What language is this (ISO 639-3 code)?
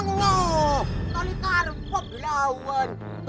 ind